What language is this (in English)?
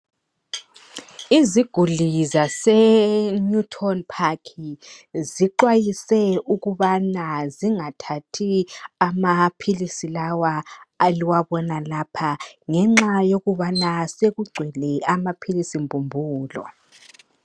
North Ndebele